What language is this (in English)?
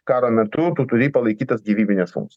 Lithuanian